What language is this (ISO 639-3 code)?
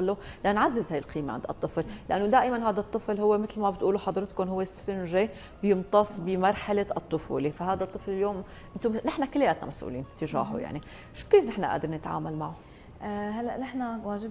ara